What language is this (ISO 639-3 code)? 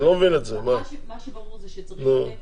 heb